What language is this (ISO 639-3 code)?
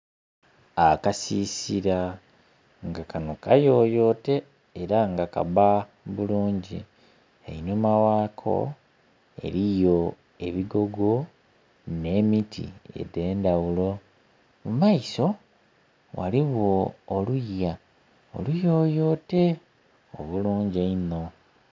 xog